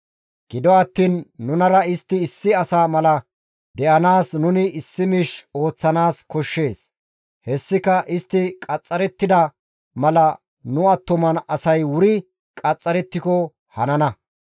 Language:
Gamo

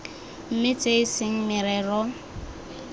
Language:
Tswana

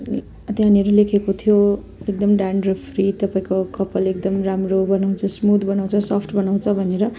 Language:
Nepali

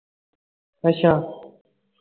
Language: Punjabi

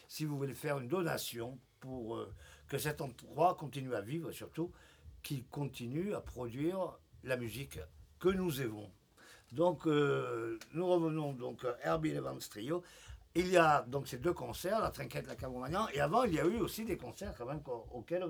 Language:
French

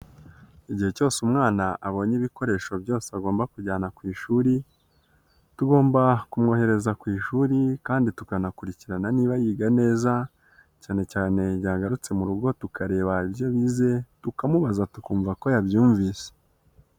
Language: Kinyarwanda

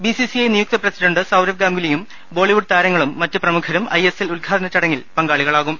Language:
Malayalam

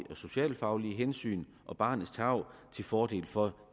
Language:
Danish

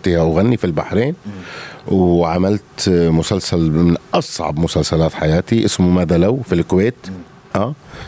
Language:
Arabic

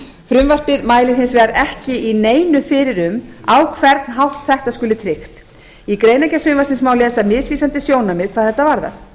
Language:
Icelandic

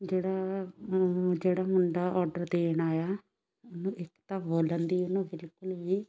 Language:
Punjabi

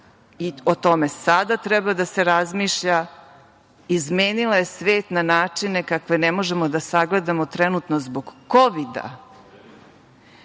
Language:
Serbian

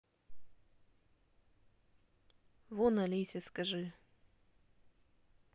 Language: Russian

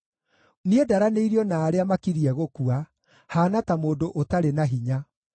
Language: Kikuyu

